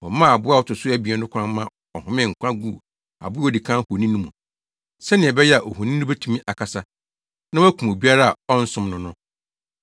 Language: Akan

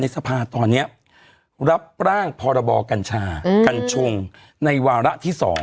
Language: Thai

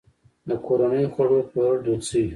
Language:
Pashto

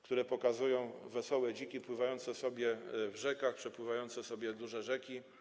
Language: Polish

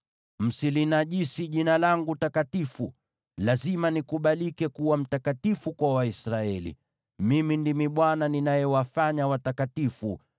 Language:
Swahili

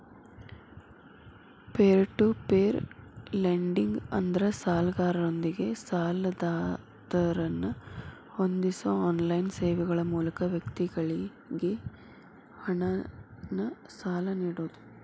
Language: Kannada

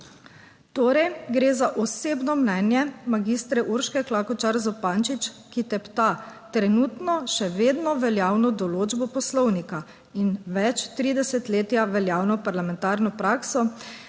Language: Slovenian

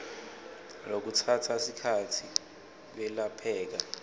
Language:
Swati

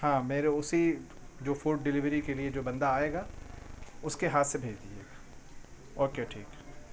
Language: Urdu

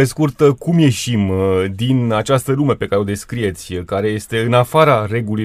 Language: Romanian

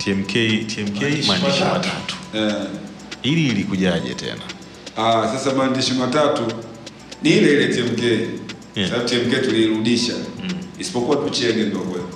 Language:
Swahili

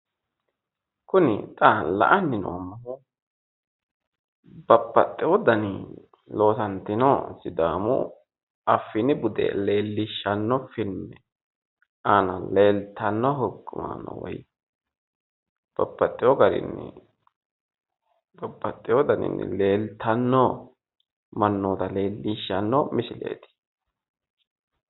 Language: Sidamo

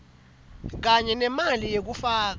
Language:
Swati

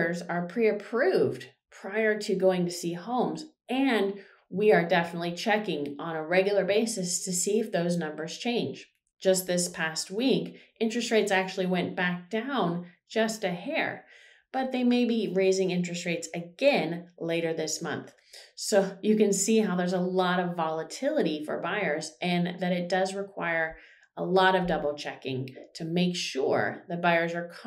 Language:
English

